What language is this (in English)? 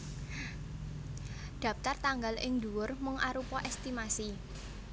Javanese